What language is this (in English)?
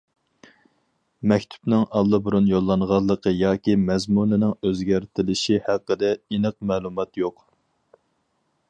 Uyghur